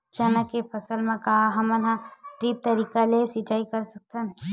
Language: Chhattisgarhi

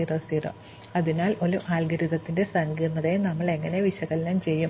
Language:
Malayalam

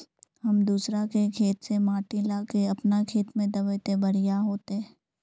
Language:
Magahi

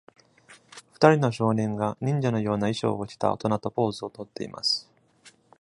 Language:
Japanese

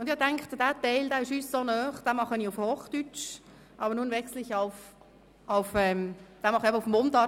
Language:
Swiss German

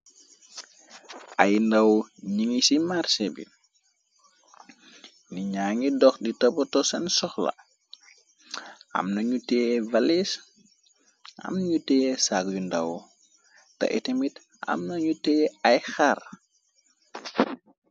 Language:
Wolof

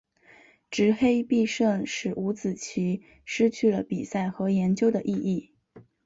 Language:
Chinese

